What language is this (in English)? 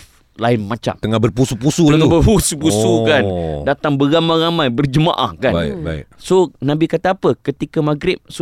Malay